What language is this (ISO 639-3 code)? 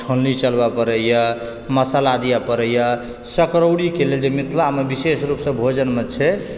mai